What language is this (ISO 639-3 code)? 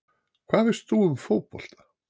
isl